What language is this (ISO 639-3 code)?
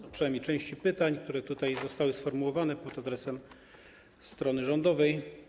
pol